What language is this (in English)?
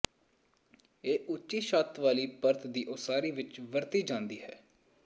Punjabi